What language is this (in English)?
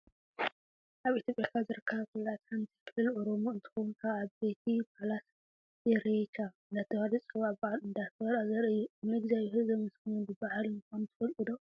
Tigrinya